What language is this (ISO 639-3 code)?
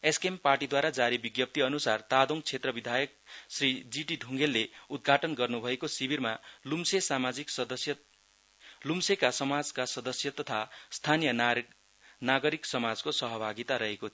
nep